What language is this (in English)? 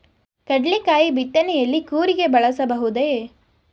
Kannada